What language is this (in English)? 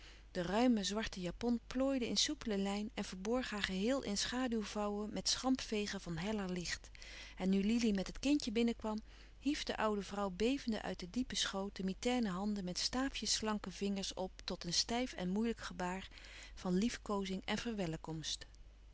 Dutch